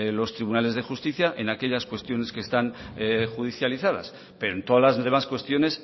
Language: Spanish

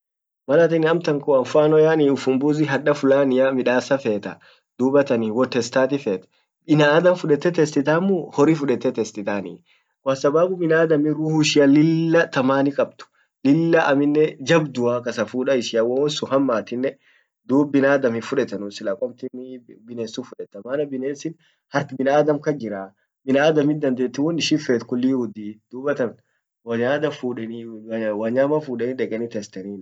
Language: Orma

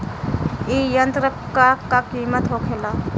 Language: Bhojpuri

